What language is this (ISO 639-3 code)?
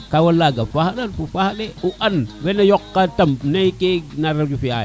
srr